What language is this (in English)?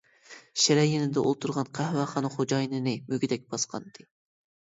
Uyghur